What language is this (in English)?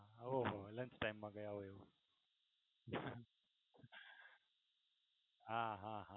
Gujarati